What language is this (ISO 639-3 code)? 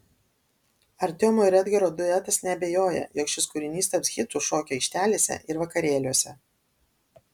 lit